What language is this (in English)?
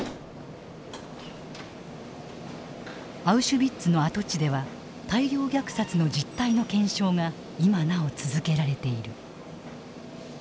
Japanese